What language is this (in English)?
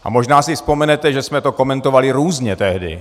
Czech